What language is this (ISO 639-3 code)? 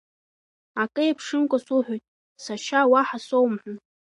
abk